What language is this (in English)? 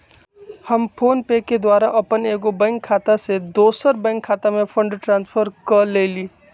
Magahi